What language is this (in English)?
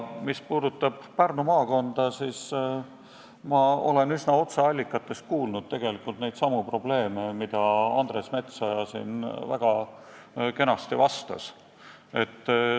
Estonian